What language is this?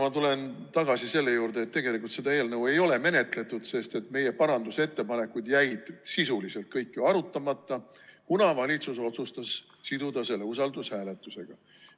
Estonian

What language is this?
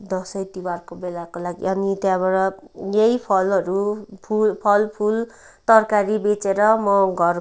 Nepali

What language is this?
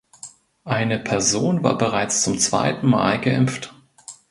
German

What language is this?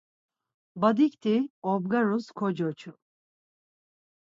Laz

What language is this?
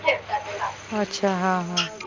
Marathi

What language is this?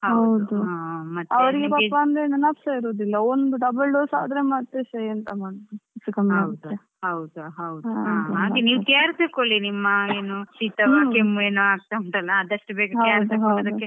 Kannada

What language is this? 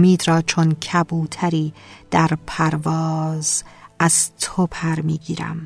Persian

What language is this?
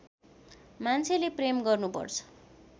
Nepali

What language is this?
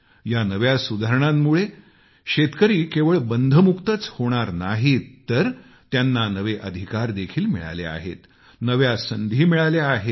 Marathi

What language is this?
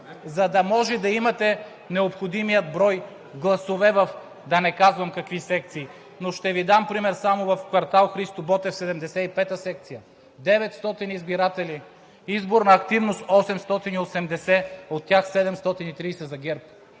Bulgarian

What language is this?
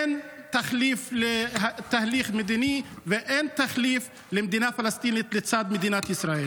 Hebrew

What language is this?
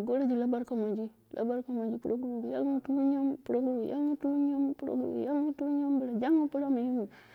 Dera (Nigeria)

